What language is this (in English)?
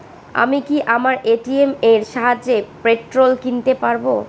Bangla